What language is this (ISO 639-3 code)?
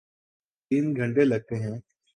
urd